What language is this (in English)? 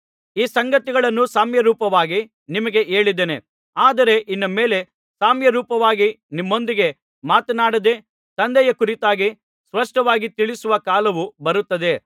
Kannada